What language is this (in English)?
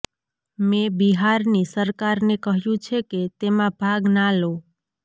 Gujarati